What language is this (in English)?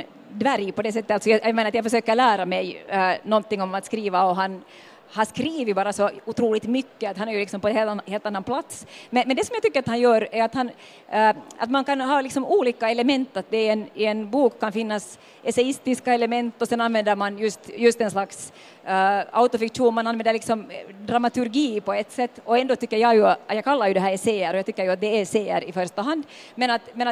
Swedish